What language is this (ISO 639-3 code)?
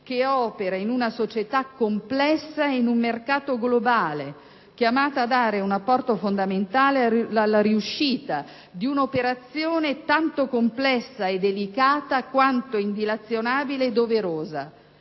ita